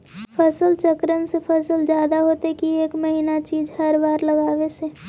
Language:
Magahi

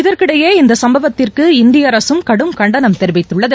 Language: Tamil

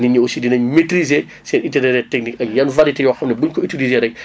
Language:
Wolof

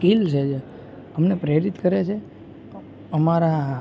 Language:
Gujarati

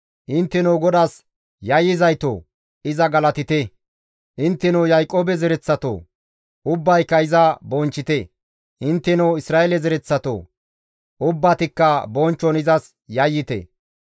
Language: Gamo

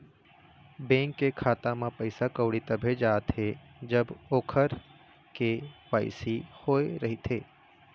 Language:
Chhattisgarhi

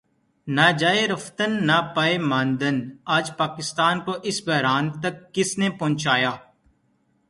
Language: Urdu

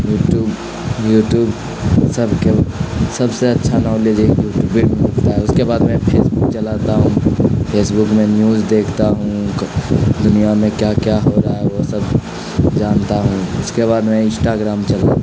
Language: Urdu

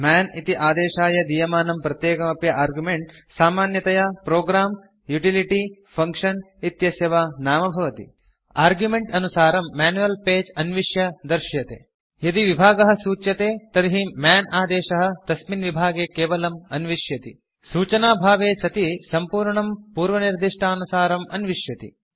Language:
Sanskrit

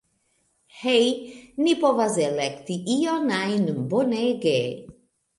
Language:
Esperanto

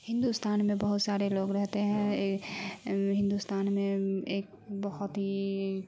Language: Urdu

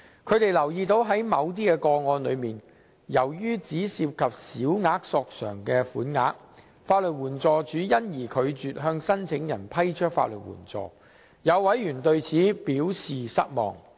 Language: Cantonese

